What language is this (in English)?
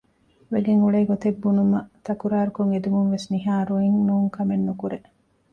Divehi